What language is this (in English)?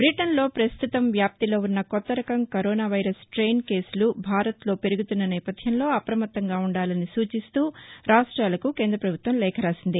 Telugu